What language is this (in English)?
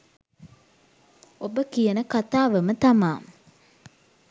Sinhala